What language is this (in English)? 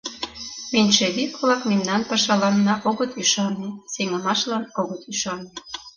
Mari